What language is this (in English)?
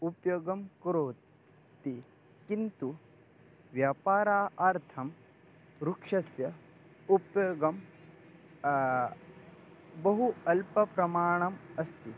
Sanskrit